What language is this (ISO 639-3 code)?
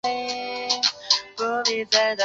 zho